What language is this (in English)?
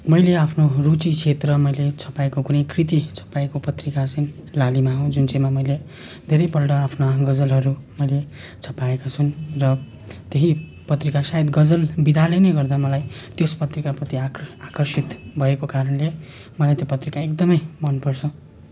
Nepali